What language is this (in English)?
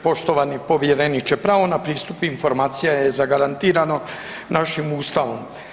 Croatian